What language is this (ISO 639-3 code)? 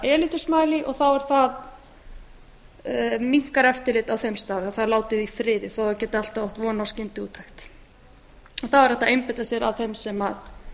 isl